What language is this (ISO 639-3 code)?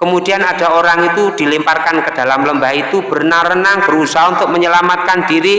ind